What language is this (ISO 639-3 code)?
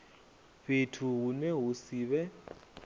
ven